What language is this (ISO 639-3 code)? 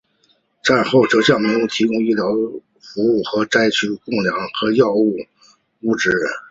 zho